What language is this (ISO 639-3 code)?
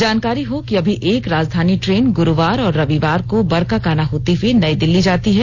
hin